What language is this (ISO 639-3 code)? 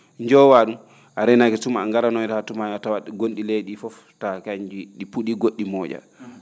ful